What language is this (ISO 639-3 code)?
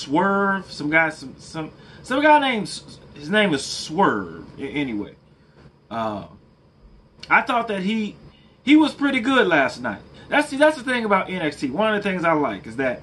eng